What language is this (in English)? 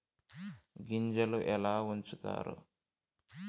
Telugu